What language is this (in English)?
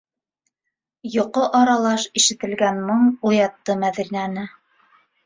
Bashkir